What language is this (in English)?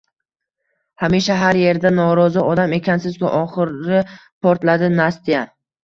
Uzbek